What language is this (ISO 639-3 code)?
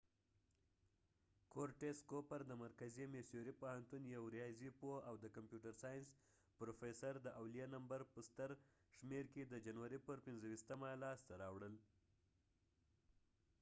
pus